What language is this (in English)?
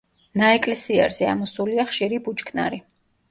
Georgian